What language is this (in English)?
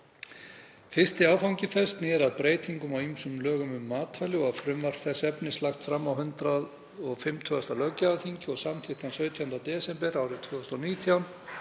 Icelandic